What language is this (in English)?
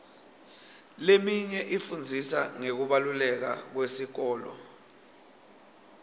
Swati